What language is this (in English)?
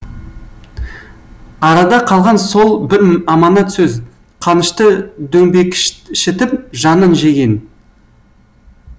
Kazakh